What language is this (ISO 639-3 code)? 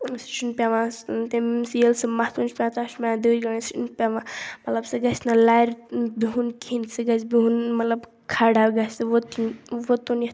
kas